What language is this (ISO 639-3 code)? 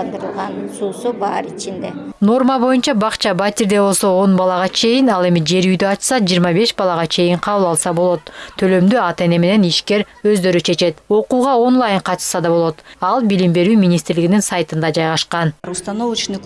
tur